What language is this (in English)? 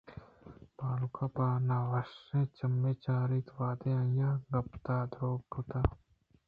Eastern Balochi